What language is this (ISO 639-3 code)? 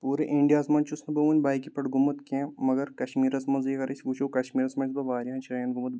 kas